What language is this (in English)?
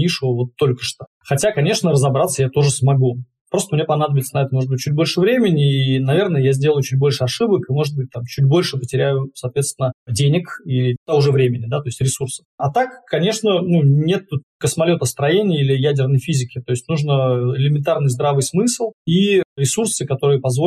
Russian